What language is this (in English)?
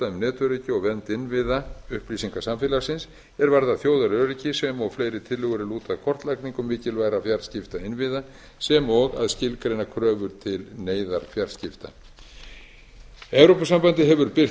Icelandic